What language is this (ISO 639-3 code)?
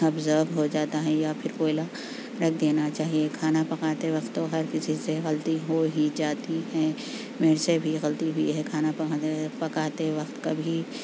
urd